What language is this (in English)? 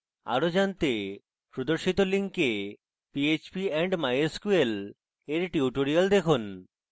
Bangla